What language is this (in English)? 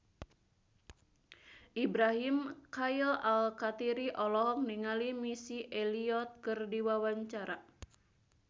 Sundanese